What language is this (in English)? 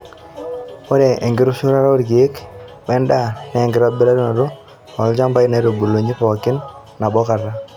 Masai